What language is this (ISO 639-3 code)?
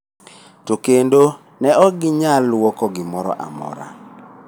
luo